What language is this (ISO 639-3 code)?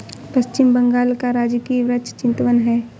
hin